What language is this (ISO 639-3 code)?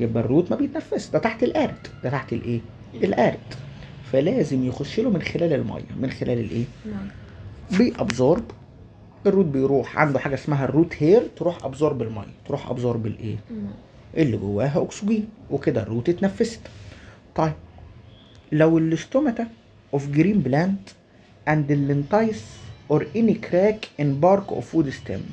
ara